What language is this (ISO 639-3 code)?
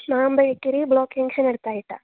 mal